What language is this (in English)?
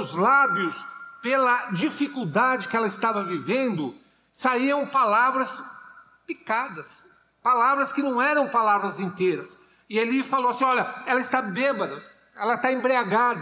Portuguese